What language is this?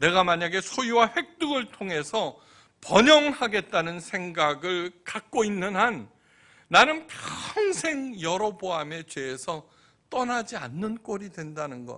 Korean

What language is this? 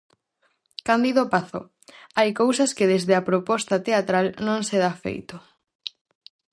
Galician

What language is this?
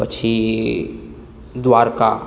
Gujarati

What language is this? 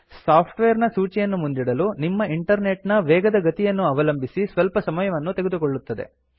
Kannada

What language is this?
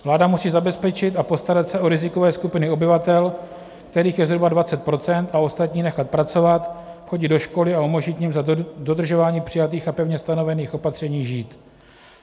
Czech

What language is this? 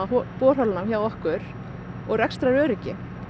Icelandic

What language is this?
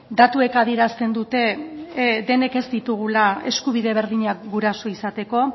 Basque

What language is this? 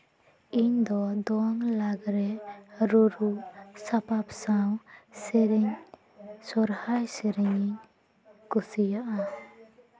Santali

